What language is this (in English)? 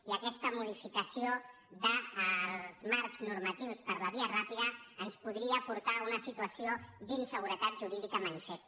Catalan